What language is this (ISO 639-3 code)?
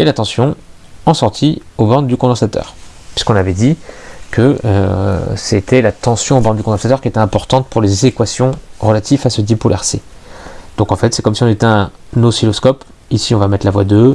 fra